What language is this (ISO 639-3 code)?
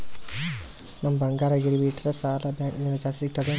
kan